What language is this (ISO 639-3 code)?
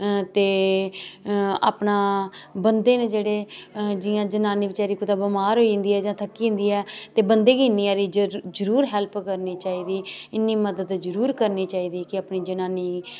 doi